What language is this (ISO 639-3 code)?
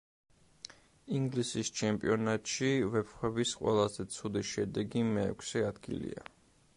kat